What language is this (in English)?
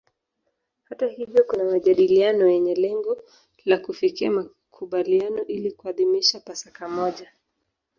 Swahili